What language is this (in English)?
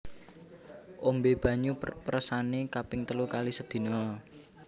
Javanese